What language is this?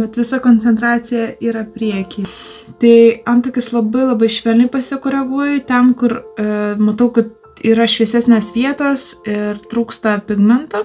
Lithuanian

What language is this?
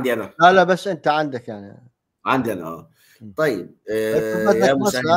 Arabic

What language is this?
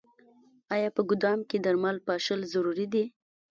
Pashto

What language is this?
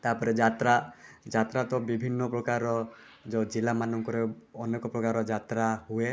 Odia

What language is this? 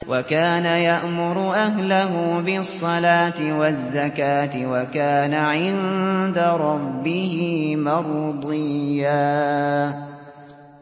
Arabic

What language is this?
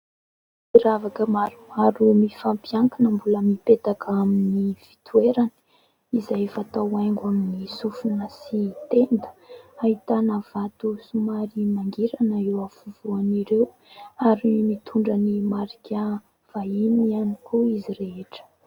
Malagasy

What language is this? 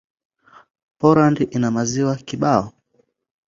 Swahili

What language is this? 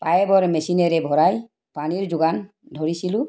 Assamese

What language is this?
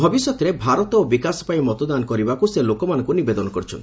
Odia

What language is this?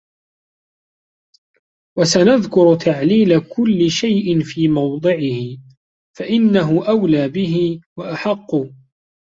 Arabic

